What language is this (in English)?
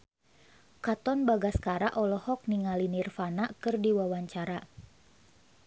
Sundanese